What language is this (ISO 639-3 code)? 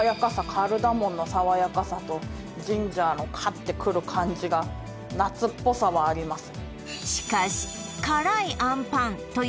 jpn